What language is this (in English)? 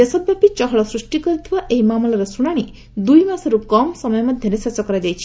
Odia